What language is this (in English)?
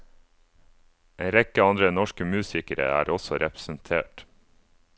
Norwegian